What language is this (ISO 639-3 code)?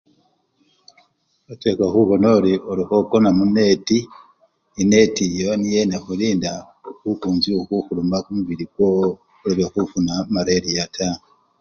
luy